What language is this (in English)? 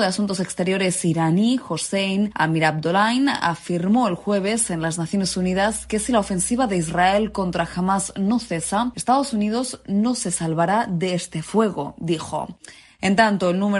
Spanish